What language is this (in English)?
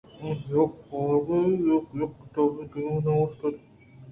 Eastern Balochi